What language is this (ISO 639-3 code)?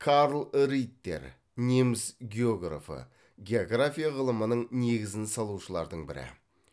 kaz